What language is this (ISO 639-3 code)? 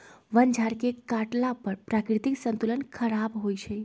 mag